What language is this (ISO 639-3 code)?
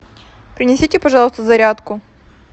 rus